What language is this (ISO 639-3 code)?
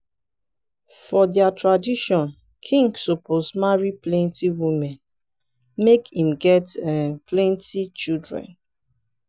pcm